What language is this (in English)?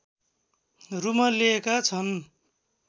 Nepali